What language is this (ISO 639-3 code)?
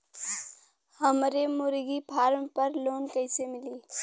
bho